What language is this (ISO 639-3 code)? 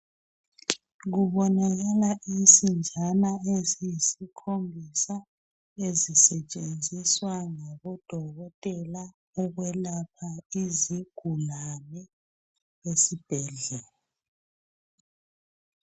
nde